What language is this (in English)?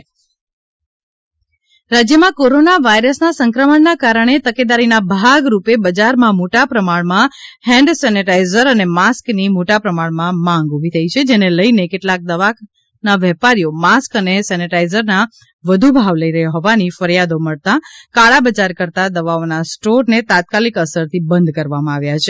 Gujarati